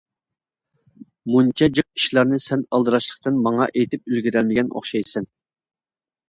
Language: Uyghur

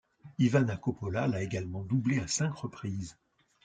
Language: French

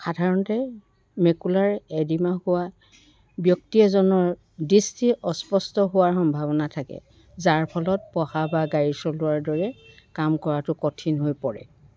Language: Assamese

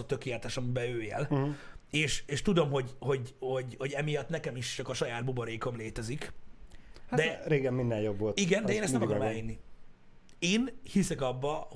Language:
Hungarian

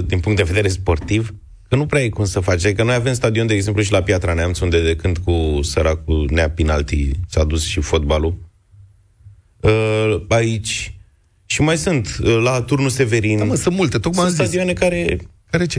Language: Romanian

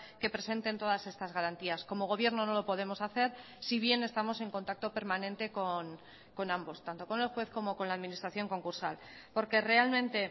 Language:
Spanish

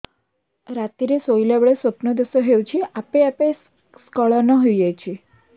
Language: Odia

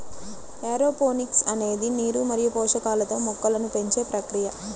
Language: Telugu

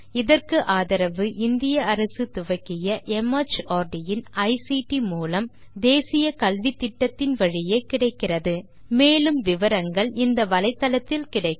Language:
Tamil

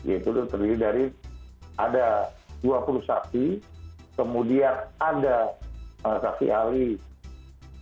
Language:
Indonesian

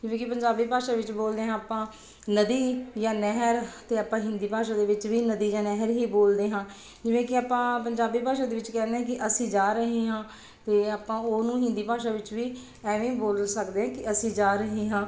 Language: Punjabi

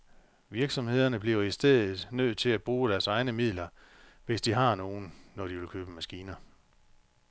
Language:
Danish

